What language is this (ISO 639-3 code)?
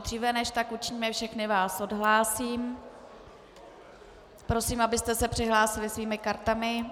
ces